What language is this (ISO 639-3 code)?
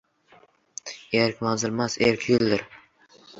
uzb